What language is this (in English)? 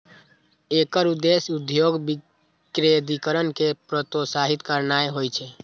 Maithili